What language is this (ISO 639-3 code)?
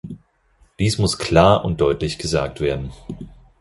deu